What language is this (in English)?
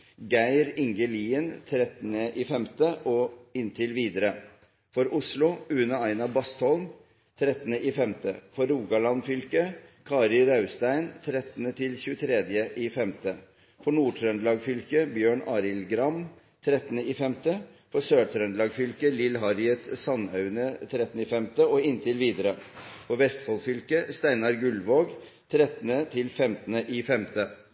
Norwegian Bokmål